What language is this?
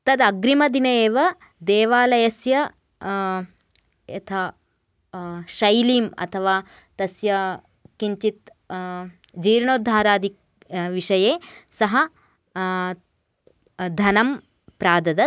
Sanskrit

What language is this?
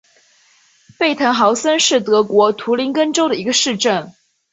Chinese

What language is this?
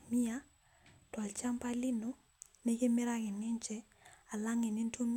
Masai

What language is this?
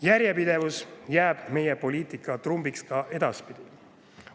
Estonian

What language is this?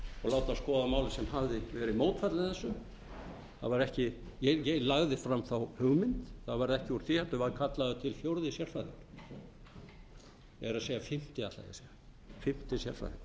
Icelandic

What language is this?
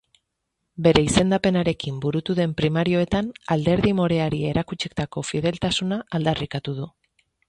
Basque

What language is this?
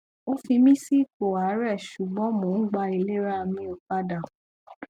Yoruba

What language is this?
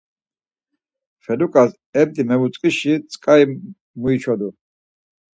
Laz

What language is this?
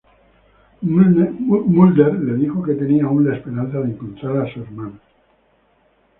Spanish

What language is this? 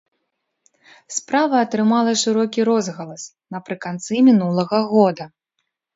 Belarusian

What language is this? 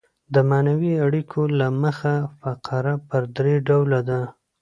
Pashto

